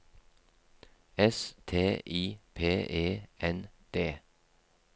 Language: Norwegian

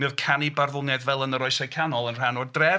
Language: Welsh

